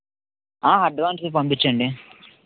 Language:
Telugu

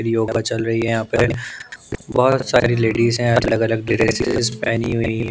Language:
Hindi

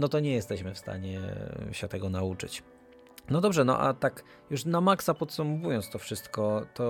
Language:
Polish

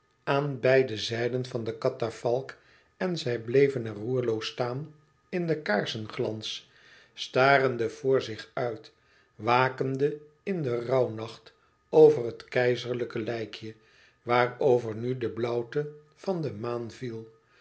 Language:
Dutch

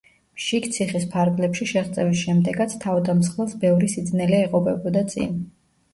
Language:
Georgian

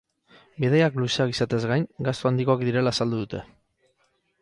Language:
Basque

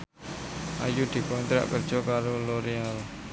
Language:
Javanese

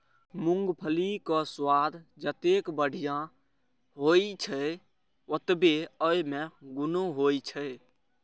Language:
Maithili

